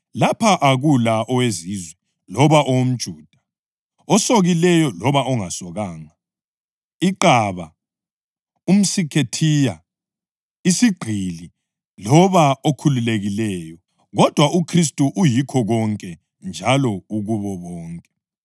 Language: North Ndebele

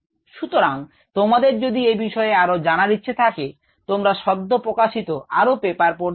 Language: Bangla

